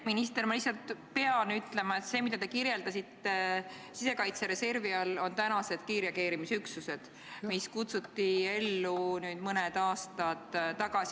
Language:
Estonian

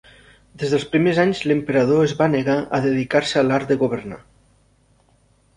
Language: Catalan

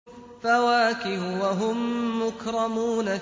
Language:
Arabic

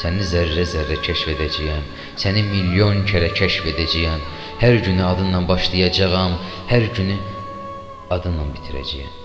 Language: Turkish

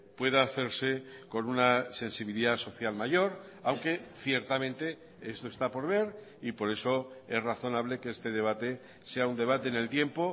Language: Spanish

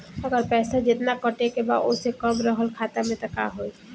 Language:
Bhojpuri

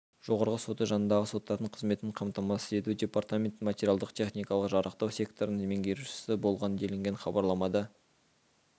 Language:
Kazakh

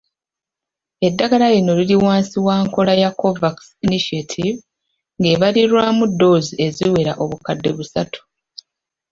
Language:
Ganda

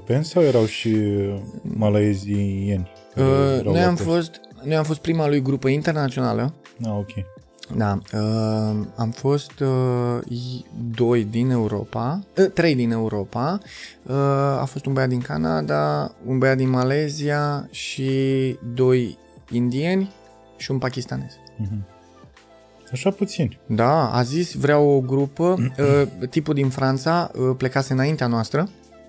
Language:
Romanian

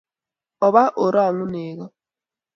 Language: Kalenjin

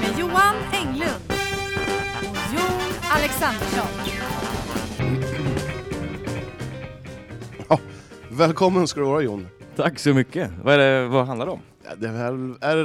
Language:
Swedish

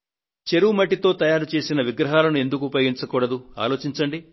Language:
Telugu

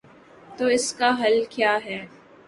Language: Urdu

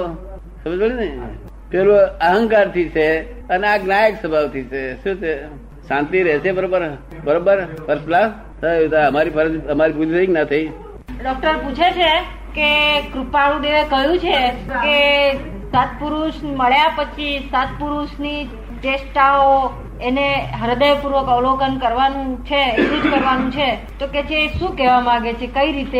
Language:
Gujarati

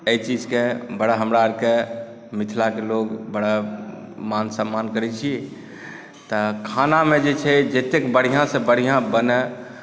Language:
Maithili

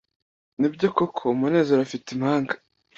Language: Kinyarwanda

